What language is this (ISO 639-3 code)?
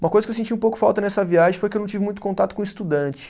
por